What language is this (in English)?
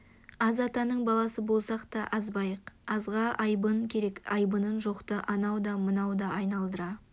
Kazakh